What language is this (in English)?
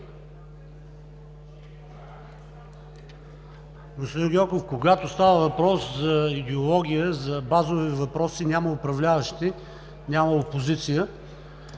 Bulgarian